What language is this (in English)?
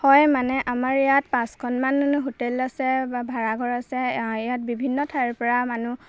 Assamese